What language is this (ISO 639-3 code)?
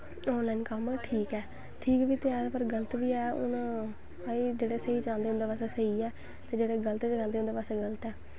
doi